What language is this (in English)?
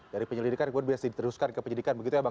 Indonesian